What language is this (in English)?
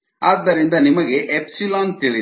Kannada